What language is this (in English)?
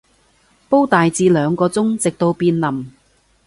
Cantonese